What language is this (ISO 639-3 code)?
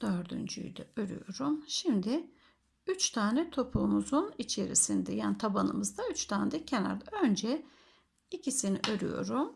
tur